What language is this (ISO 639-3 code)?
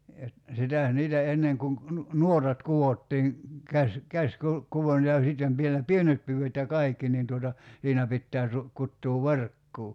fin